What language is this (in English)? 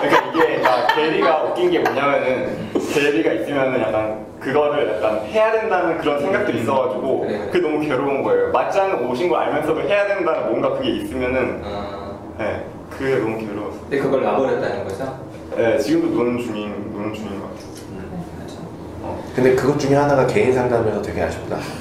Korean